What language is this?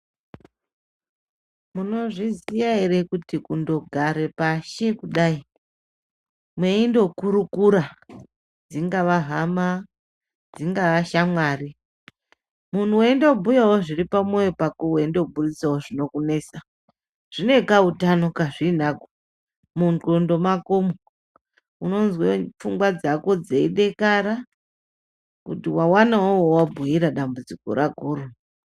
Ndau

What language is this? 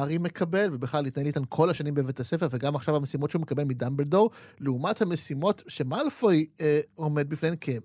Hebrew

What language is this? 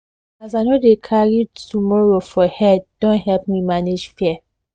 Nigerian Pidgin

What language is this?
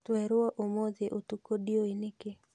Kikuyu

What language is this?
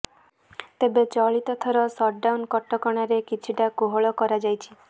Odia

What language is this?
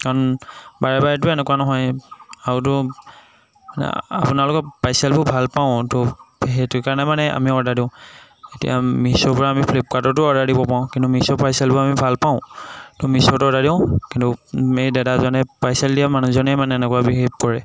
Assamese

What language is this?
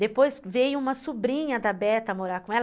Portuguese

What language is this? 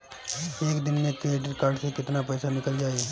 Bhojpuri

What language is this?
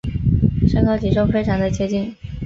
Chinese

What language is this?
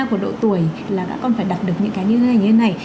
Vietnamese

